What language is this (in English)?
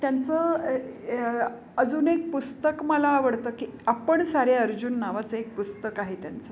Marathi